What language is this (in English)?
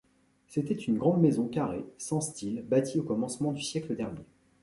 French